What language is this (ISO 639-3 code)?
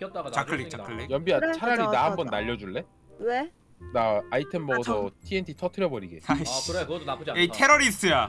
kor